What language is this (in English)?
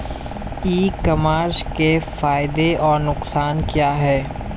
Hindi